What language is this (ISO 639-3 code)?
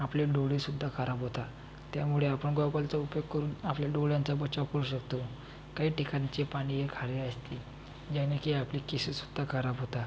mar